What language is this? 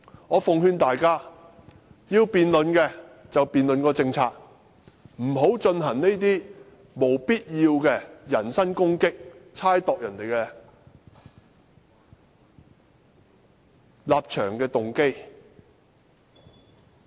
Cantonese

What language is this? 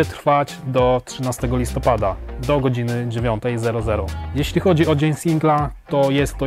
Polish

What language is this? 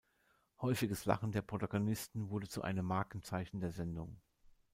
German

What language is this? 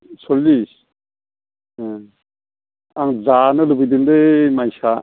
Bodo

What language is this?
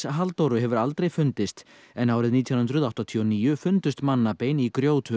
Icelandic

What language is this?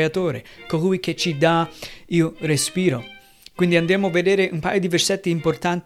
Italian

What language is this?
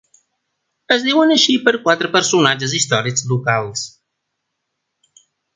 Catalan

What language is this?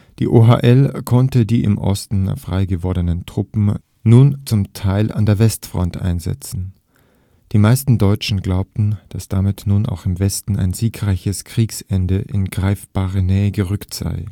German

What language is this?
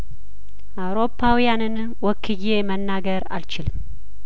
Amharic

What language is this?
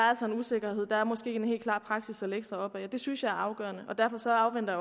Danish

